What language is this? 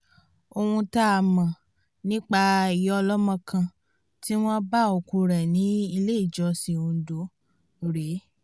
Yoruba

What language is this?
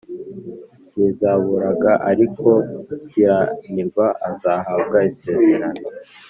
Kinyarwanda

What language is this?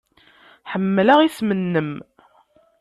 Kabyle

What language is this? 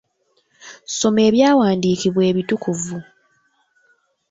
Ganda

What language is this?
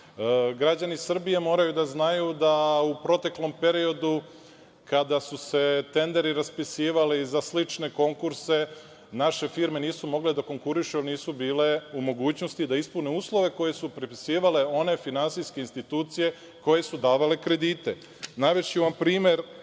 Serbian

